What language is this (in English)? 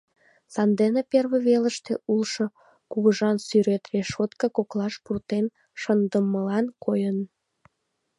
Mari